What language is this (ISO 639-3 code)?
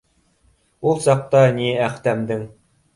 bak